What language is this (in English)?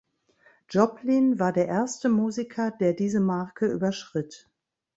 German